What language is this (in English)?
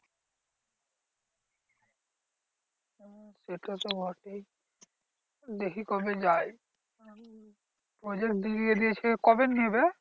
Bangla